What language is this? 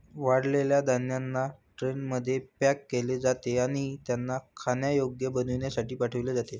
Marathi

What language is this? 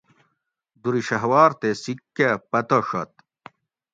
Gawri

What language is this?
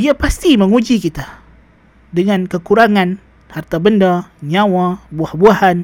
Malay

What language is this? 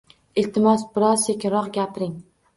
Uzbek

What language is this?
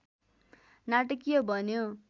Nepali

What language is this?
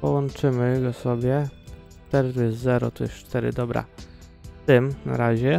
Polish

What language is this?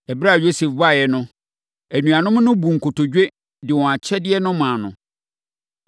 Akan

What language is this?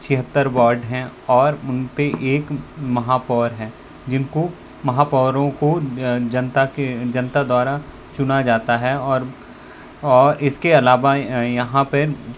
Hindi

